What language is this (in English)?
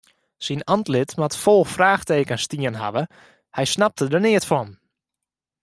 Western Frisian